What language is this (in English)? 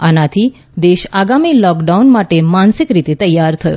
Gujarati